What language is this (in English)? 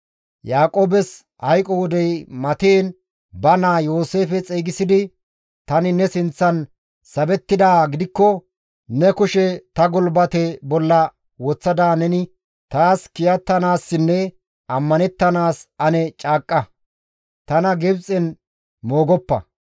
Gamo